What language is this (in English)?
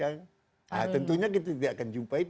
Indonesian